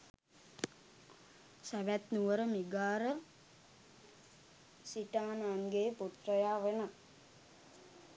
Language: Sinhala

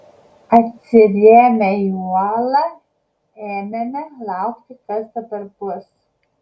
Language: Lithuanian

